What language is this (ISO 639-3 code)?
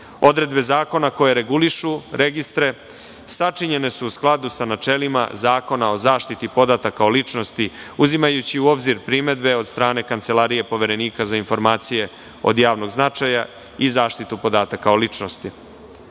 srp